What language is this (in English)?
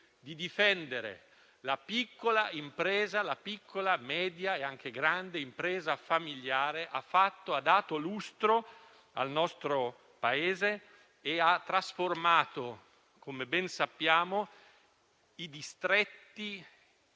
Italian